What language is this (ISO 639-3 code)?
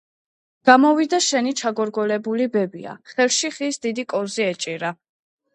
kat